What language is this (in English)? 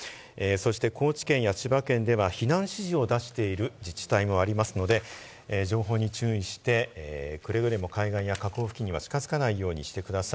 Japanese